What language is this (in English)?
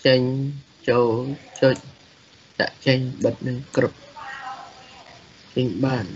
Thai